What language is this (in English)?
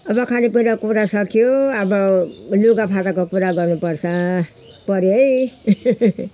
Nepali